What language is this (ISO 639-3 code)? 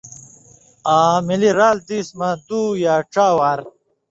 mvy